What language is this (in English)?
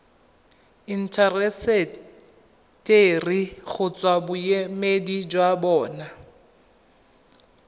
Tswana